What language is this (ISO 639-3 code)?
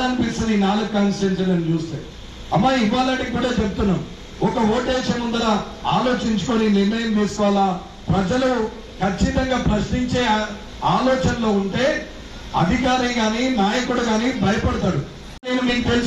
tel